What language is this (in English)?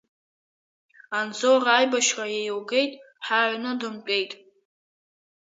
Abkhazian